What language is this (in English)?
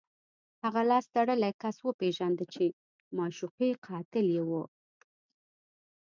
Pashto